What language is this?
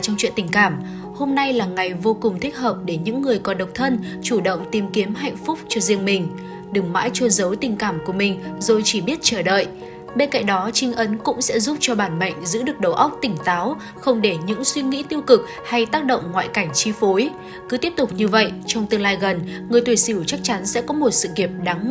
Vietnamese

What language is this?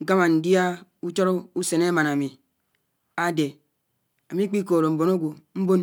Anaang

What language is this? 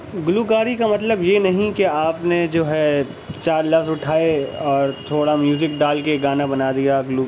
Urdu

